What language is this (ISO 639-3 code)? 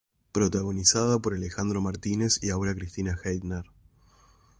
spa